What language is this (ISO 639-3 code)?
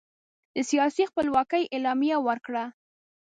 pus